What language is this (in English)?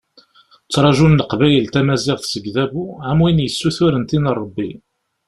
Kabyle